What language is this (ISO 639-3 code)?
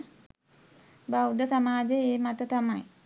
sin